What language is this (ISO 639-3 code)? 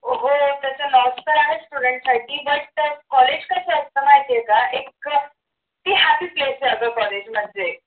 mar